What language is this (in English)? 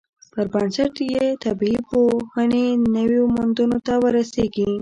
Pashto